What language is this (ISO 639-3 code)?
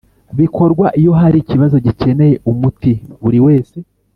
kin